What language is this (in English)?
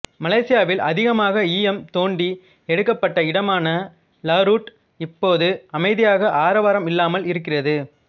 Tamil